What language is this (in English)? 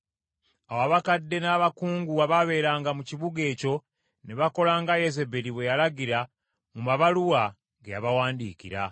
Ganda